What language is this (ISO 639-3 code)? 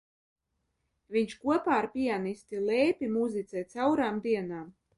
lav